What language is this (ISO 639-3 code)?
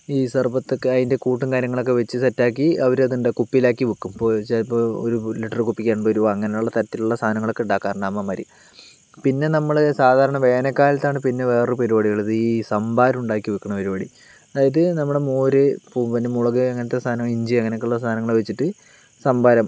mal